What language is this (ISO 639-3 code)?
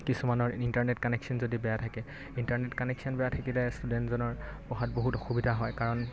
asm